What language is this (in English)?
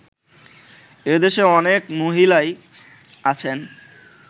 Bangla